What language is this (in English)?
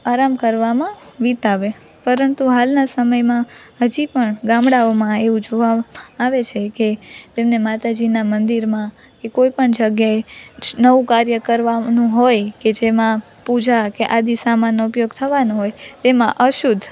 Gujarati